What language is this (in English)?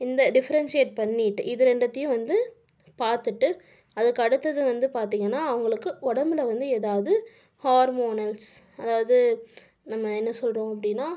Tamil